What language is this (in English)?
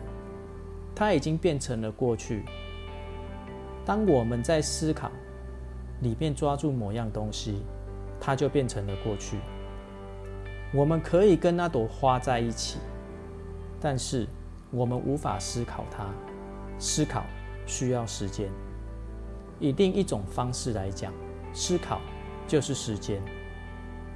Chinese